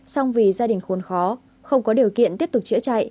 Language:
Vietnamese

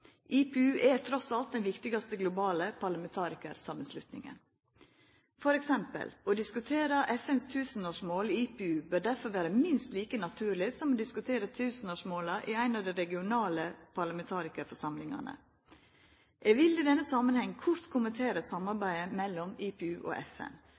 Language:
Norwegian Nynorsk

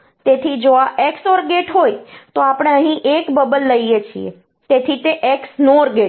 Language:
Gujarati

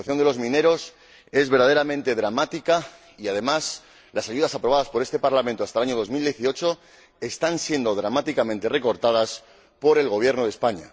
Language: Spanish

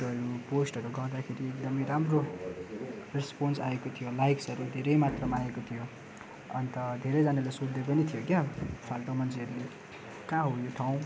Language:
Nepali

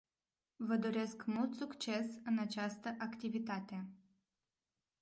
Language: Romanian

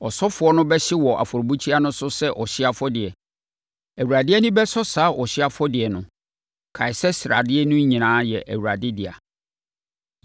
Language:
Akan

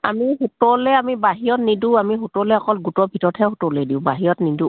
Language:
Assamese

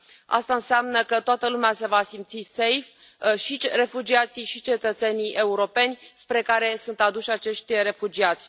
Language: Romanian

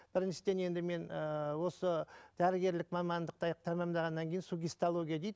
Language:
Kazakh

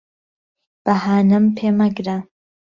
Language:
Central Kurdish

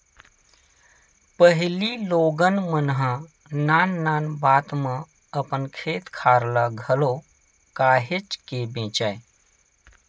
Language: Chhattisgarhi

